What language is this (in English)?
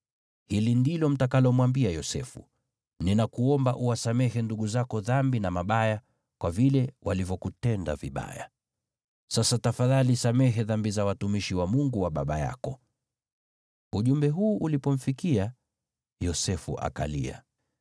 Swahili